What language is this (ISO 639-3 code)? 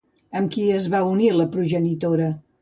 cat